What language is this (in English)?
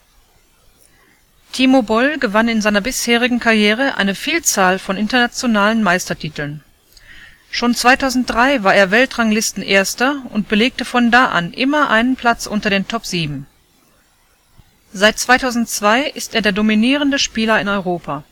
German